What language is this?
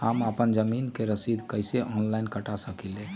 Magahi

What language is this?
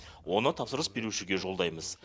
Kazakh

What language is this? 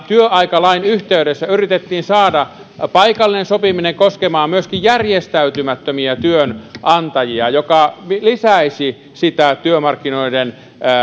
Finnish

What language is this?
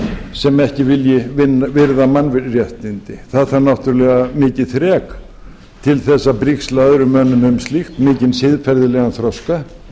Icelandic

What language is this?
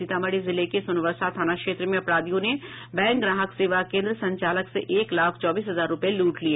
Hindi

